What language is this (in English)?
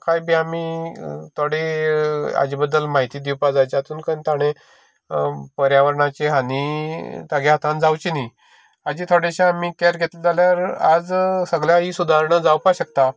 Konkani